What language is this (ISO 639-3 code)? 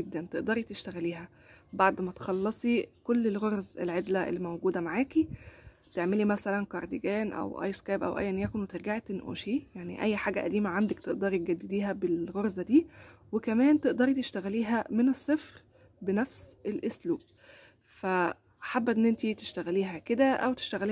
ara